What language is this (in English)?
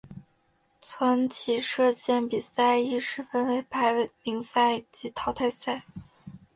Chinese